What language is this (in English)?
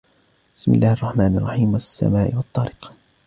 Arabic